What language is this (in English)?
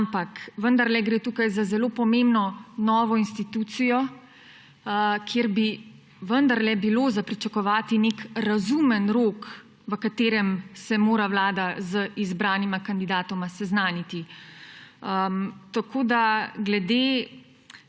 Slovenian